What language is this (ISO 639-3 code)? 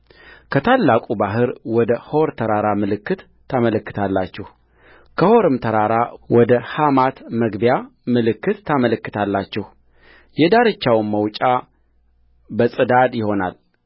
amh